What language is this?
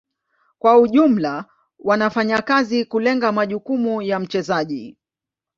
Swahili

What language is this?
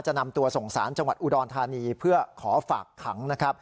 Thai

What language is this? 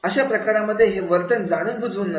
Marathi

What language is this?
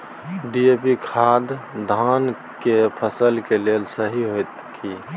Maithili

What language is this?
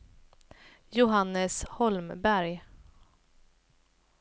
Swedish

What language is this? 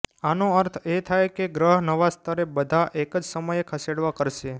Gujarati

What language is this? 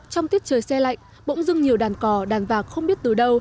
Vietnamese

